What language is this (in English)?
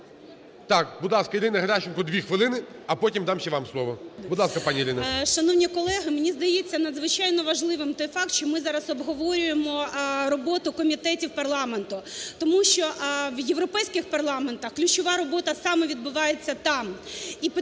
Ukrainian